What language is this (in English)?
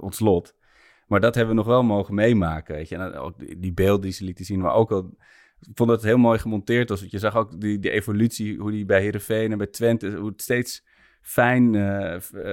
Dutch